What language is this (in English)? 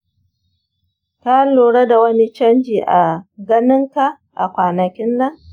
Hausa